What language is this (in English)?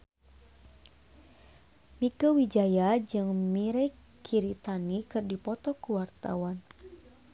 Sundanese